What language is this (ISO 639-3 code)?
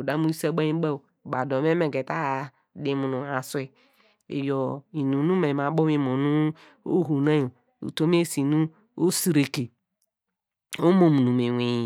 deg